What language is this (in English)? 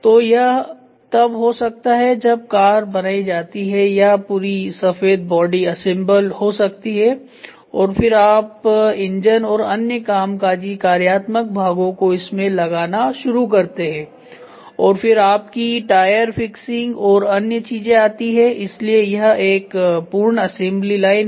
Hindi